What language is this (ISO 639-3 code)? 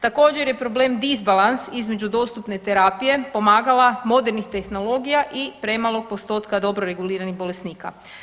hrv